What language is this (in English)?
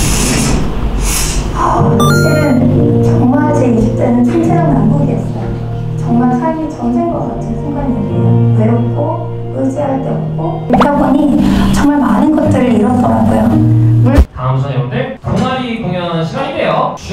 Korean